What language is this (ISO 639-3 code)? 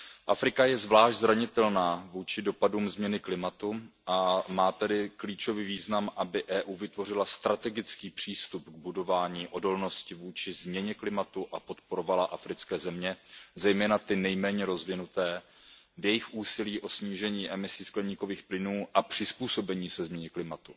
ces